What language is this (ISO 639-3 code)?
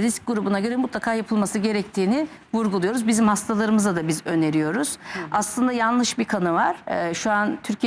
tur